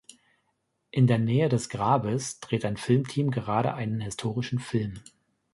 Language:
German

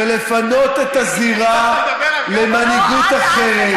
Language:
Hebrew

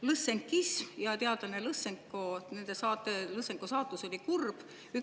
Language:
Estonian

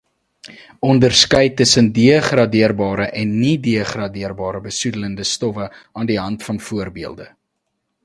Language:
Afrikaans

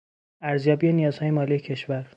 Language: Persian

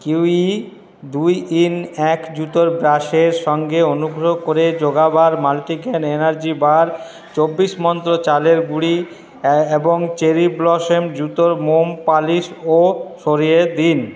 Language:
Bangla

